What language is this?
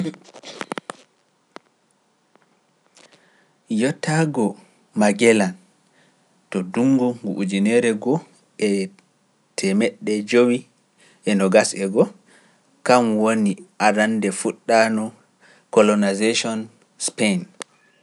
Pular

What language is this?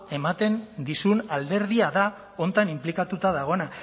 Basque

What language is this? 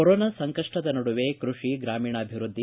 Kannada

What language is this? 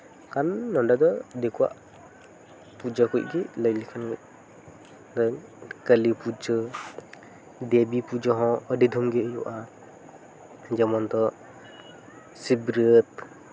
Santali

